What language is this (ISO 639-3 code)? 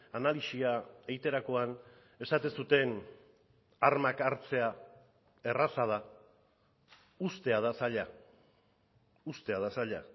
eus